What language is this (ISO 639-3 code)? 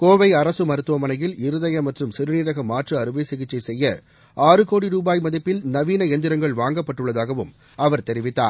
tam